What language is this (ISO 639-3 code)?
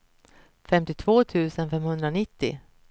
swe